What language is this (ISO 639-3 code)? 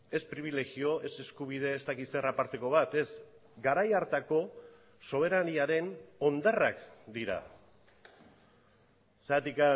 eus